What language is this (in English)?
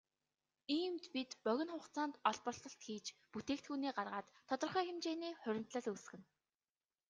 Mongolian